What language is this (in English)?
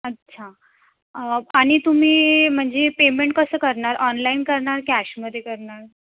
Marathi